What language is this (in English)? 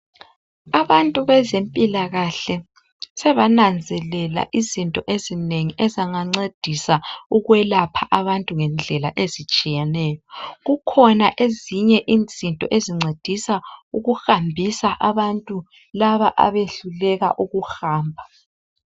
North Ndebele